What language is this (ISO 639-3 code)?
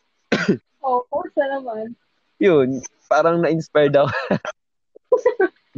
fil